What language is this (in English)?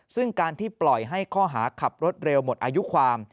Thai